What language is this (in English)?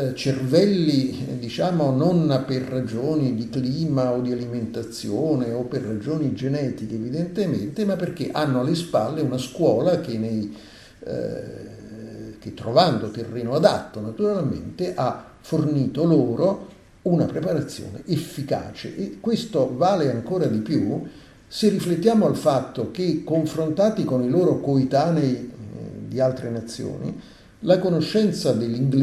Italian